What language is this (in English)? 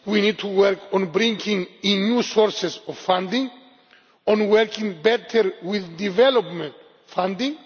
English